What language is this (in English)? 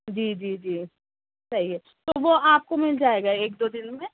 Urdu